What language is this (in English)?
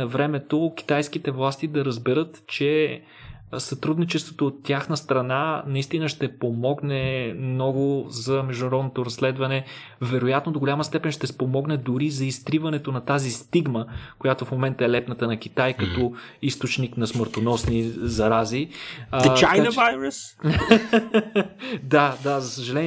Bulgarian